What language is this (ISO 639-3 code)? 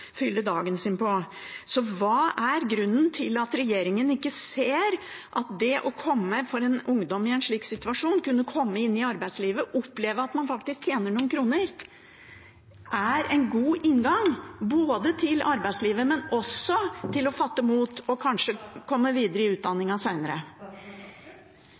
nob